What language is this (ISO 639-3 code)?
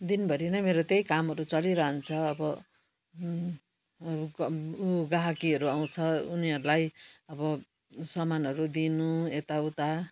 nep